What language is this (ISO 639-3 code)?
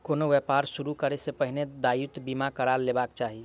mai